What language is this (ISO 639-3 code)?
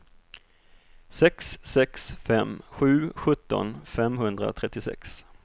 swe